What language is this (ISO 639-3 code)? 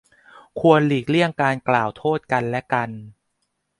tha